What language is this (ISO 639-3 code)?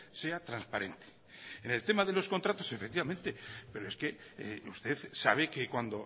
spa